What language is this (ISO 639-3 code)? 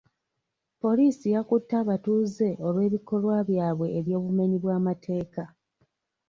lug